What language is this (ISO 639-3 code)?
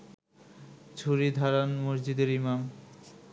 ben